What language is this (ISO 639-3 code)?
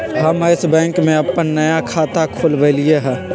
mag